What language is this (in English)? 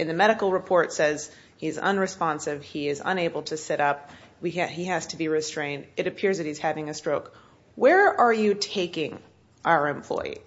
English